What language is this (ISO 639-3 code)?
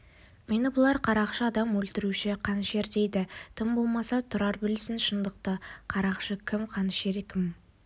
kaz